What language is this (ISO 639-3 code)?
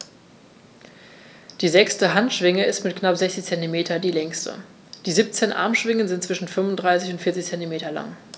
deu